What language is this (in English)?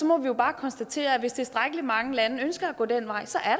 Danish